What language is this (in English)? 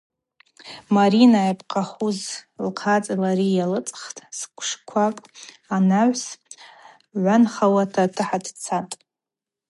Abaza